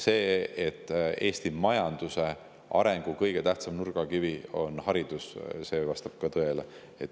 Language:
Estonian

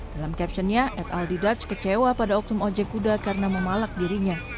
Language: Indonesian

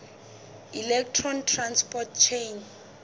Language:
Southern Sotho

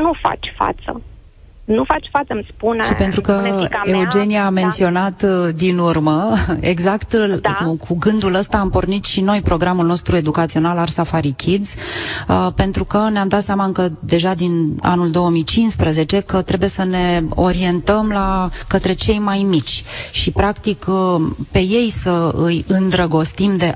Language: Romanian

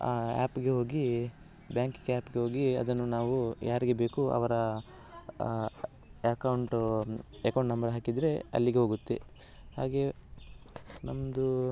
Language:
Kannada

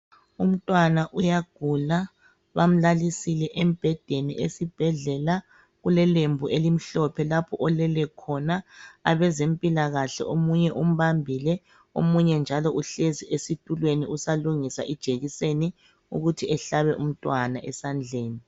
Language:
North Ndebele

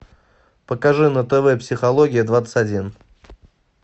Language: Russian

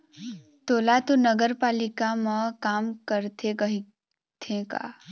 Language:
Chhattisgarhi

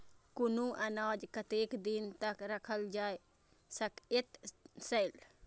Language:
Maithili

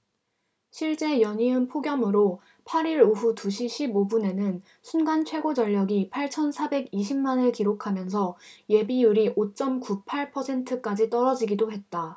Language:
Korean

